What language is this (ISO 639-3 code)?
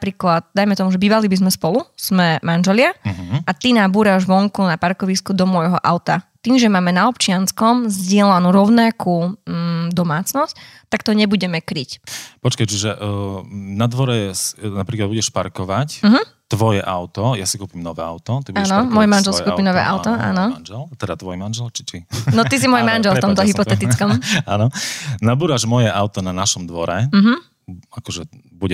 slk